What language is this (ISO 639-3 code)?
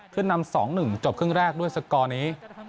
tha